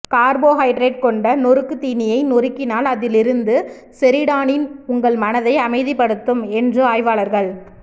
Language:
Tamil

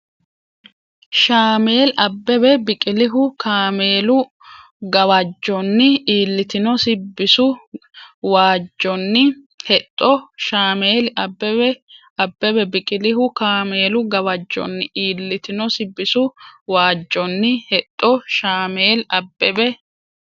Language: Sidamo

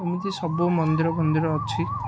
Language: Odia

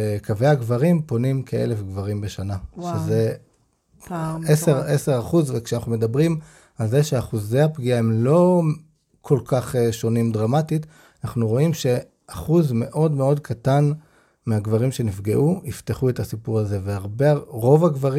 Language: Hebrew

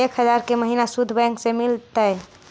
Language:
Magahi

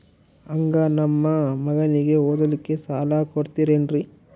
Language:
Kannada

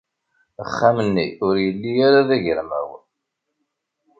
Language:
Kabyle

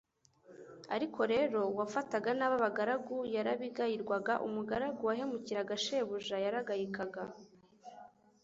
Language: Kinyarwanda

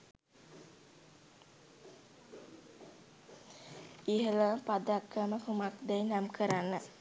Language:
Sinhala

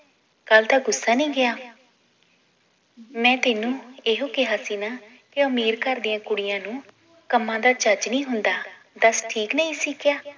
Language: Punjabi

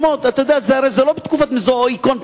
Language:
Hebrew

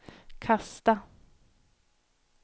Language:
Swedish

